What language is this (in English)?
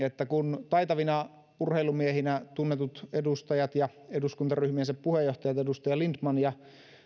Finnish